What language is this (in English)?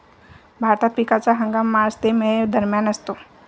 Marathi